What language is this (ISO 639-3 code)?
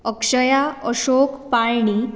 kok